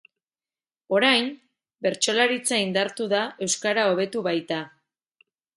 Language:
Basque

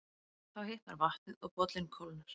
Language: Icelandic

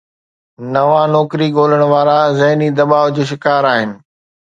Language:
Sindhi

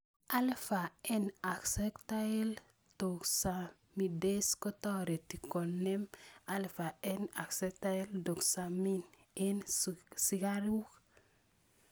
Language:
Kalenjin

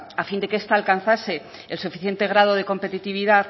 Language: Spanish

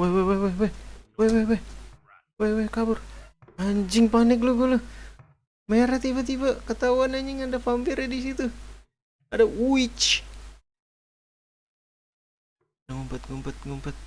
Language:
Indonesian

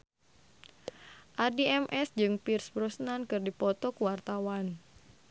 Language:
Sundanese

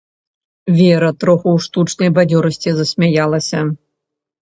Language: Belarusian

